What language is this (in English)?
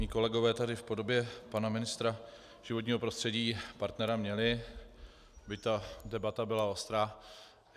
Czech